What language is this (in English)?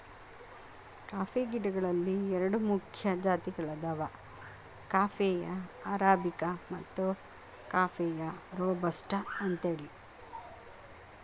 Kannada